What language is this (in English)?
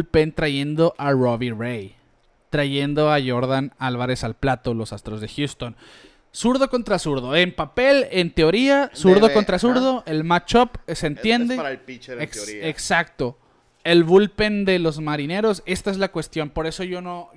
Spanish